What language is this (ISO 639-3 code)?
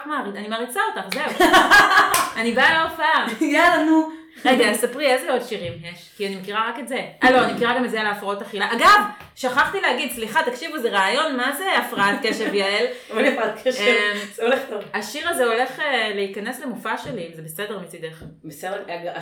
heb